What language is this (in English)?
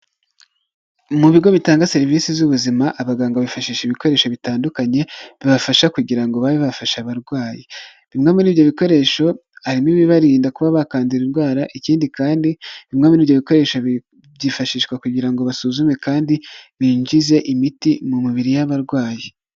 Kinyarwanda